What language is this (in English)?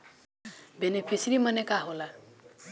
Bhojpuri